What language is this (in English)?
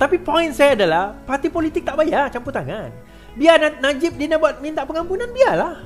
Malay